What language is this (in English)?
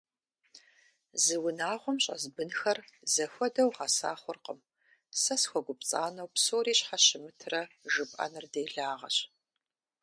Kabardian